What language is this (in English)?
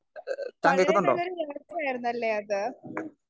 Malayalam